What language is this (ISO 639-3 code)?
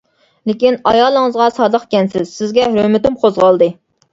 uig